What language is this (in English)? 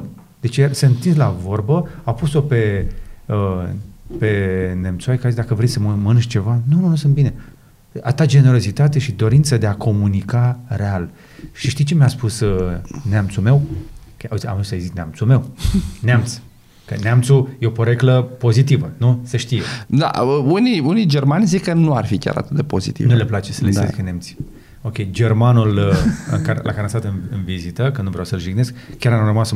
Romanian